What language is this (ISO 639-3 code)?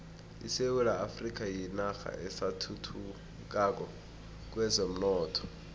nbl